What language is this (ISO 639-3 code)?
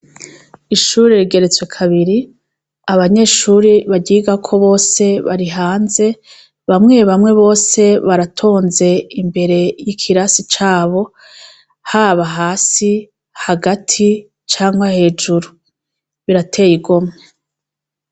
run